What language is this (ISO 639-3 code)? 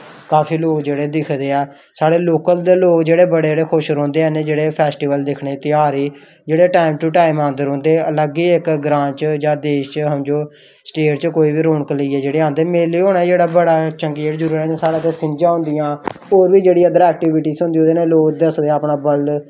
doi